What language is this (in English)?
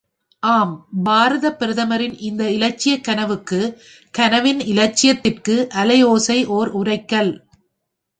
Tamil